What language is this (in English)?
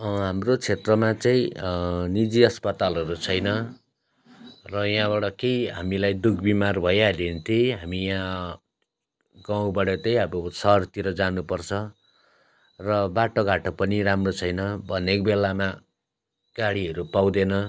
Nepali